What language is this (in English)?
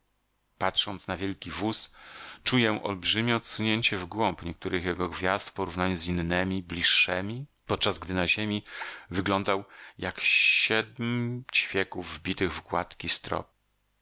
Polish